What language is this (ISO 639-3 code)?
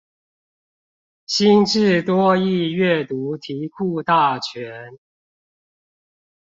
zho